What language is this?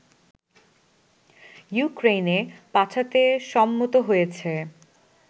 Bangla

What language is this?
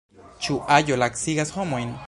Esperanto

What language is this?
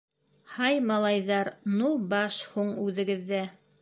Bashkir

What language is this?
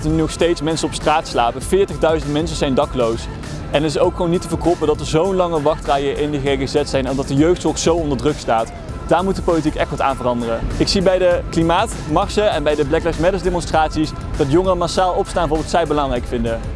Dutch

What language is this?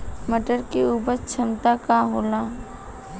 Bhojpuri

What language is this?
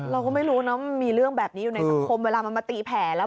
Thai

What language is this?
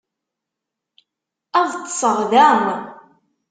Kabyle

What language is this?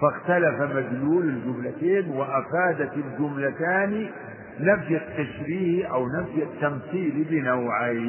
Arabic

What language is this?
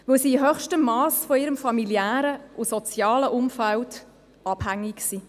Swiss German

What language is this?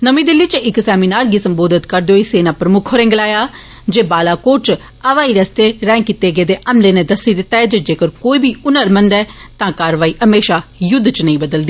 Dogri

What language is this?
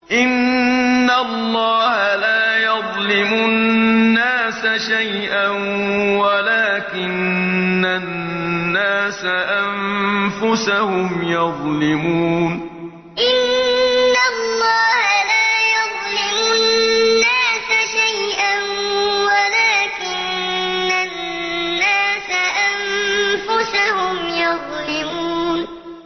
Arabic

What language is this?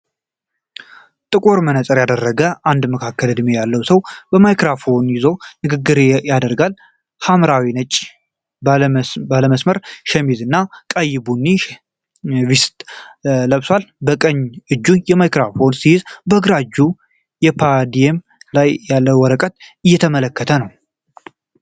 Amharic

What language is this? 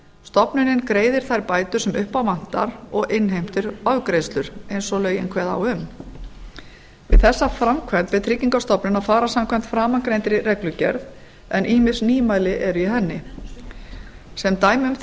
Icelandic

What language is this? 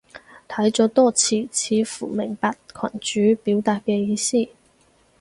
Cantonese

